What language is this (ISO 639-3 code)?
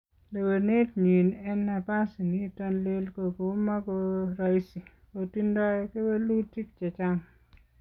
kln